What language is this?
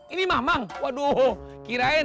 Indonesian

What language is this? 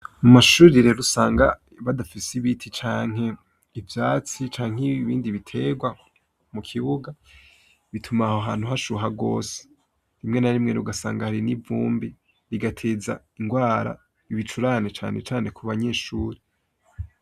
Rundi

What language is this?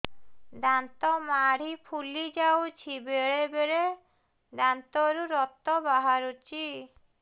Odia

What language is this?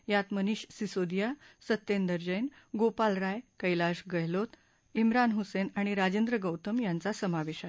Marathi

